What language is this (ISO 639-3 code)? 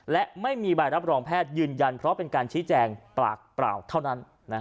tha